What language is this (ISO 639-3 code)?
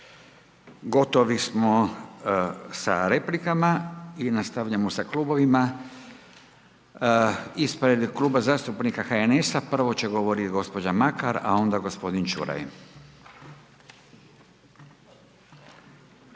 hrv